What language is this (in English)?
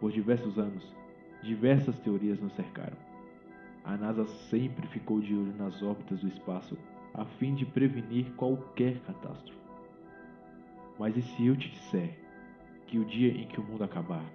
Portuguese